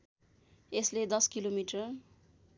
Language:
Nepali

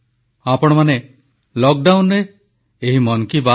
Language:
Odia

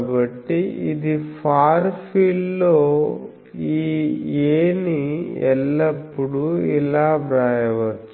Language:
Telugu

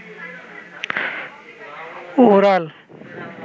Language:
Bangla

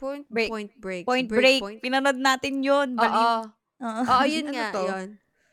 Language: Filipino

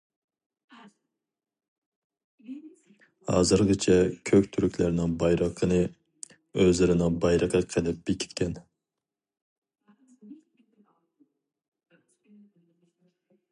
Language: Uyghur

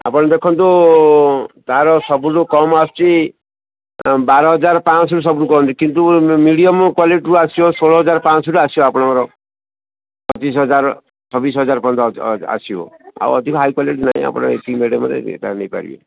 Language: Odia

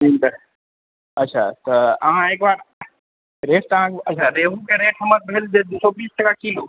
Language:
Maithili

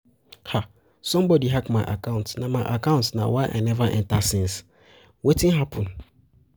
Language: Nigerian Pidgin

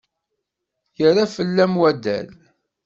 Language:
Kabyle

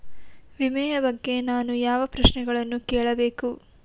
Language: Kannada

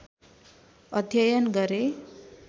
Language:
Nepali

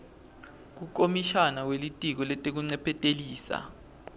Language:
Swati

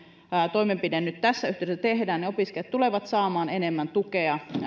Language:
Finnish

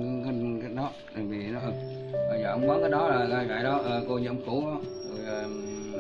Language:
Vietnamese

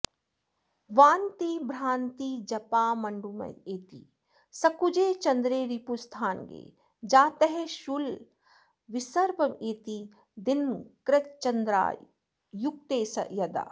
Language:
Sanskrit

